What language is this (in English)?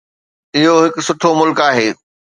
Sindhi